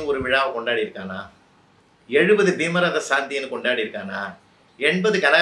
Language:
Tamil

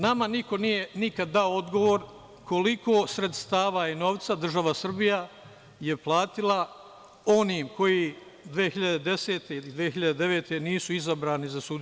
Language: Serbian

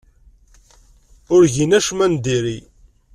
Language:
Kabyle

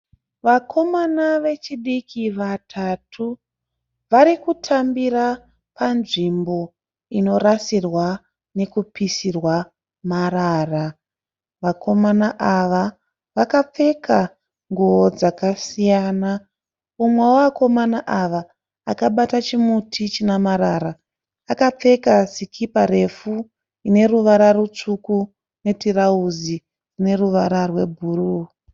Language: Shona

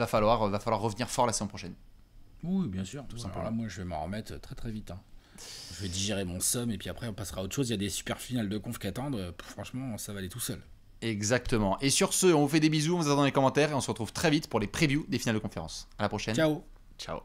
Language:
French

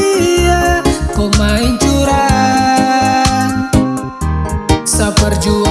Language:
Indonesian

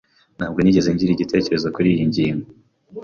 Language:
Kinyarwanda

